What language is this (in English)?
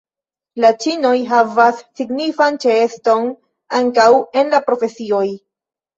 Esperanto